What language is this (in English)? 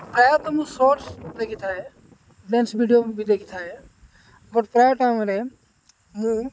Odia